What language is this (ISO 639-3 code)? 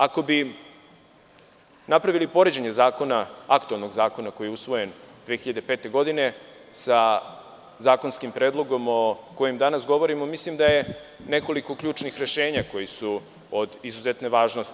srp